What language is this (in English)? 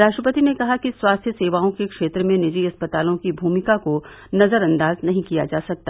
Hindi